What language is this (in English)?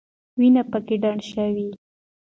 Pashto